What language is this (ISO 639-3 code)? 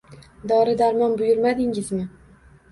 uzb